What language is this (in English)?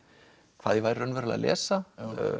Icelandic